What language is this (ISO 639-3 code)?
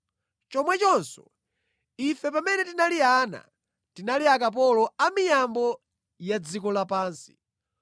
nya